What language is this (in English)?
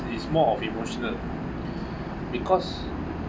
English